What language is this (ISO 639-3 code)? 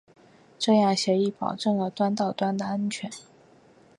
zho